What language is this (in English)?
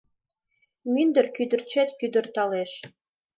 Mari